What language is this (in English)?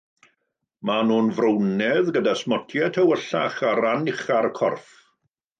Welsh